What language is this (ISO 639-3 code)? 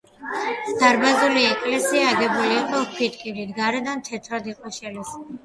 kat